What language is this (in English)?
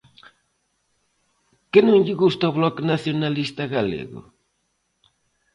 Galician